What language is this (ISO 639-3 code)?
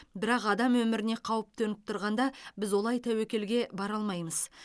kaz